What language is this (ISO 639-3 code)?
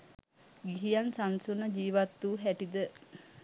sin